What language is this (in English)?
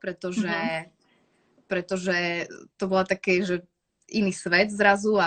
Slovak